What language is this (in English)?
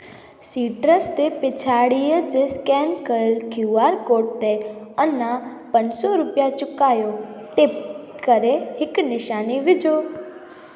Sindhi